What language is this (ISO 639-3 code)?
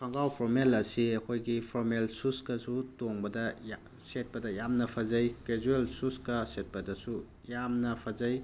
mni